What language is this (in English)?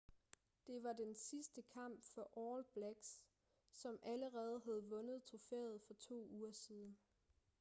Danish